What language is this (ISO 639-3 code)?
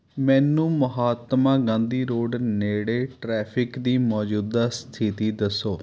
pan